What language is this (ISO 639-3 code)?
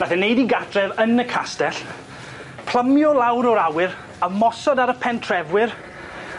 cym